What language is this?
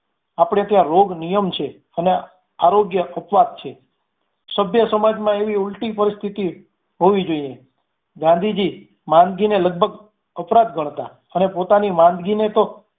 Gujarati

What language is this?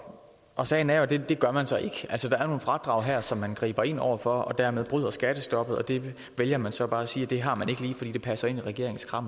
Danish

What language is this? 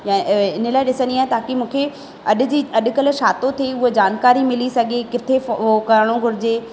Sindhi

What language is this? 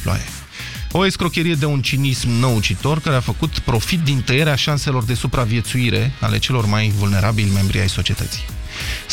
Romanian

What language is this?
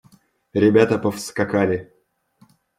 Russian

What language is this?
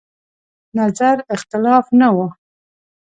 Pashto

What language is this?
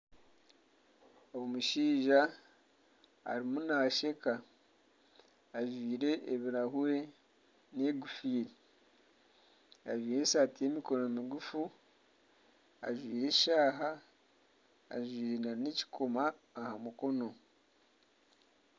Nyankole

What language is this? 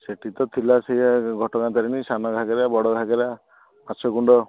Odia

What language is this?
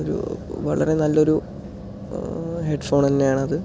Malayalam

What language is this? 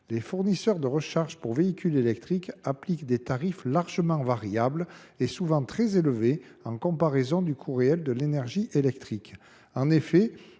French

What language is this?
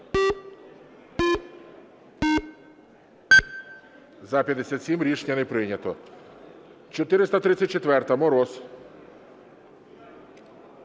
Ukrainian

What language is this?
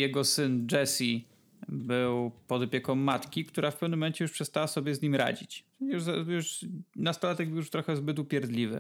Polish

